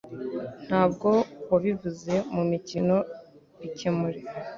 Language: Kinyarwanda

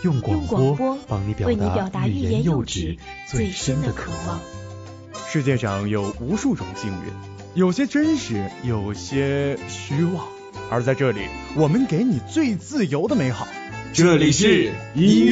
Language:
Chinese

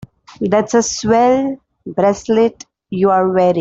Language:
English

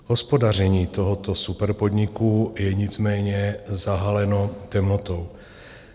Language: Czech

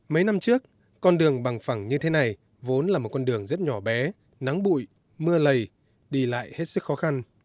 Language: Vietnamese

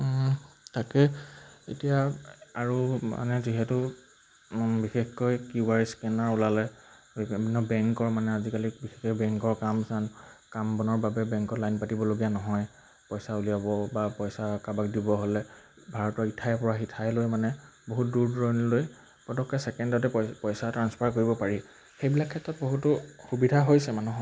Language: Assamese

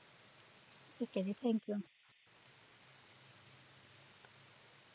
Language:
Punjabi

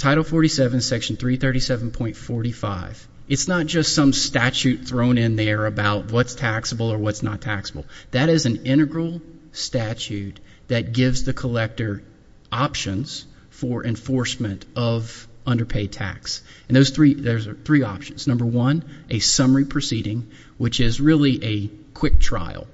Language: English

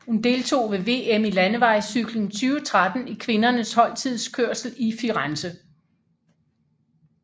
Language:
Danish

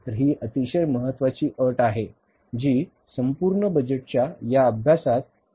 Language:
Marathi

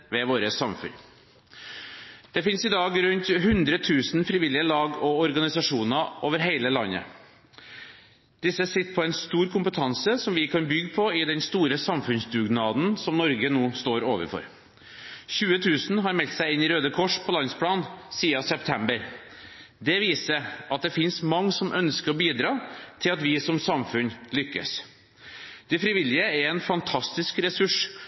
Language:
Norwegian Bokmål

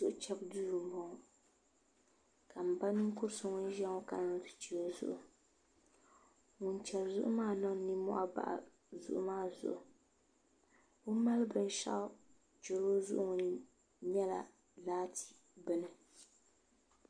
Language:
Dagbani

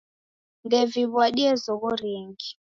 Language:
Taita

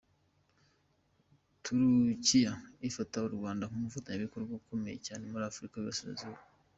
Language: Kinyarwanda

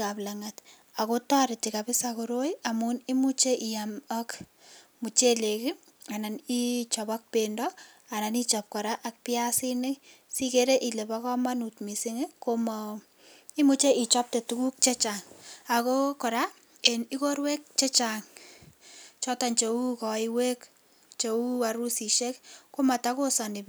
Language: Kalenjin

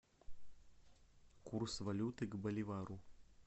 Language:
Russian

